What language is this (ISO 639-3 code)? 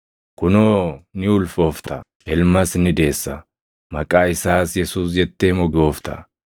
orm